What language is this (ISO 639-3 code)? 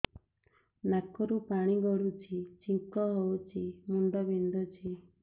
ori